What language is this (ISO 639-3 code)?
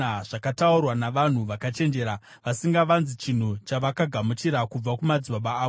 sna